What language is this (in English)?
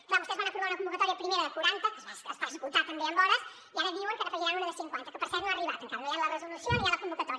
Catalan